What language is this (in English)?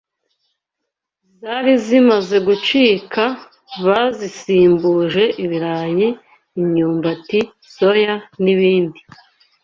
Kinyarwanda